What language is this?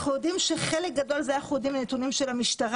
Hebrew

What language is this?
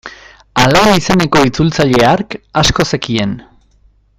Basque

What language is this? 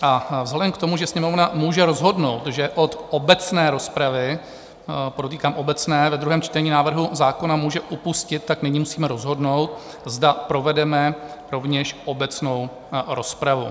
Czech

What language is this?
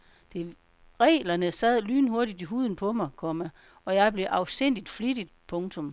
Danish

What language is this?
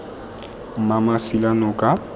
Tswana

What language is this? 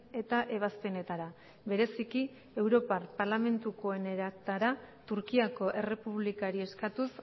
Basque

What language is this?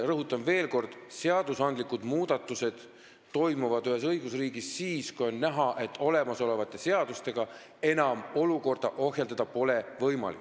Estonian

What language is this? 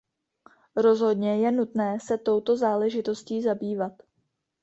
Czech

